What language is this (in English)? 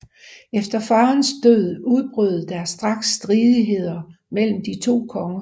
Danish